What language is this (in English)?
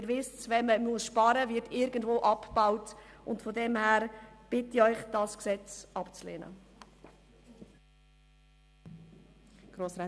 Swiss German